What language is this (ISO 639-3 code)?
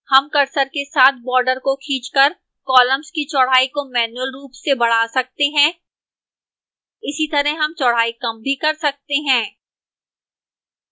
hin